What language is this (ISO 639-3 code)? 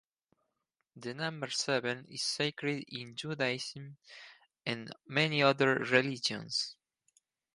eng